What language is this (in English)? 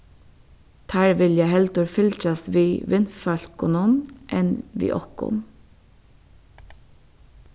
Faroese